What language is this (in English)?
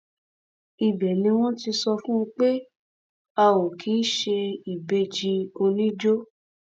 Yoruba